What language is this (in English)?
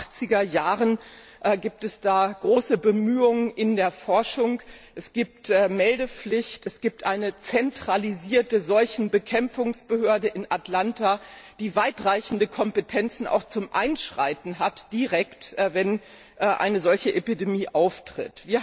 German